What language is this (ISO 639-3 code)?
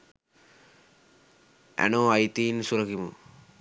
sin